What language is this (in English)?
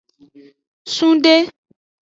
Aja (Benin)